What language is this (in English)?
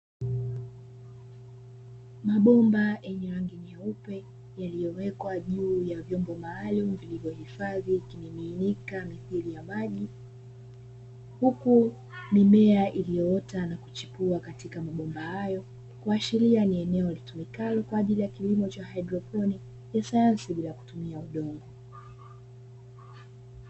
Swahili